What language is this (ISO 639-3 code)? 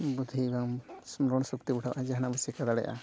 sat